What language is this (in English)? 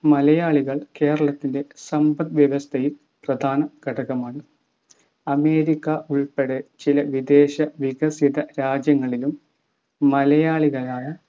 Malayalam